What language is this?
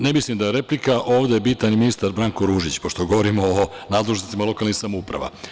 Serbian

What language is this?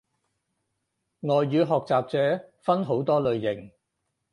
Cantonese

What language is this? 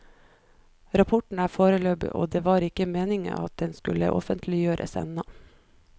Norwegian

